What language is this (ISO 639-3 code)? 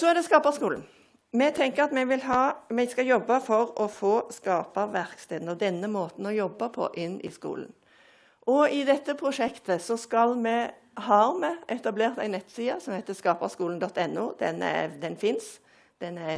nor